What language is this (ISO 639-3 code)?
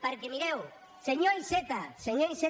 cat